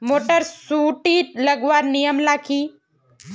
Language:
Magahi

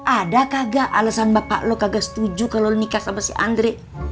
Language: Indonesian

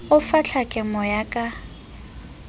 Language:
Southern Sotho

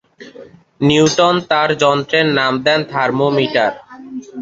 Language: Bangla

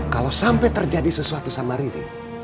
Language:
Indonesian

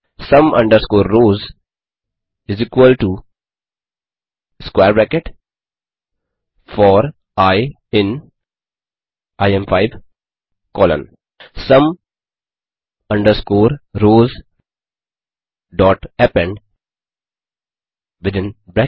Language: Hindi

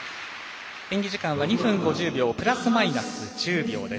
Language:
Japanese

